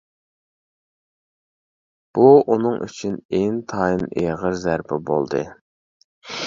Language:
Uyghur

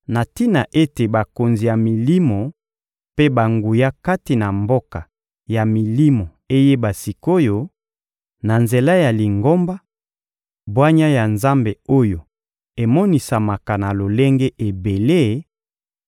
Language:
Lingala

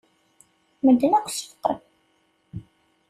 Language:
Kabyle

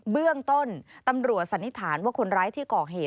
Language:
Thai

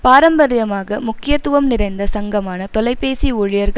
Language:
Tamil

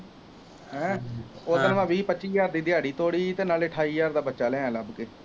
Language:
Punjabi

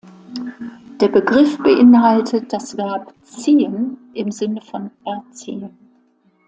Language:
German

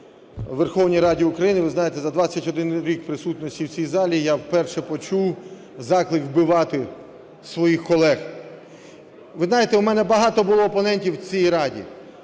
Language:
Ukrainian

